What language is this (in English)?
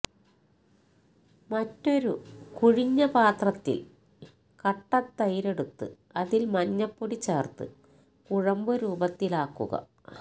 Malayalam